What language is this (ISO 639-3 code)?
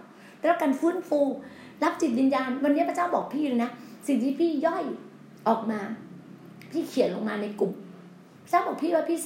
tha